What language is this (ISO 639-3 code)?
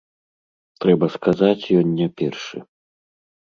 bel